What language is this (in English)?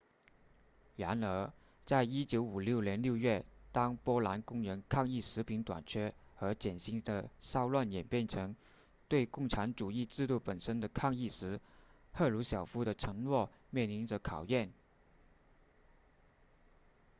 Chinese